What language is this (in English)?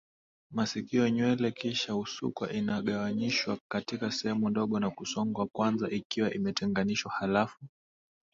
Swahili